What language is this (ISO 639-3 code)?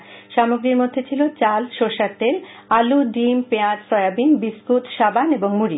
ben